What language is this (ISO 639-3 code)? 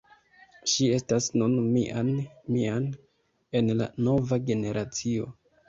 epo